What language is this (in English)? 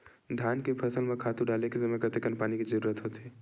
Chhattisgarhi